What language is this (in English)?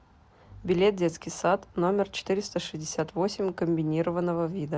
Russian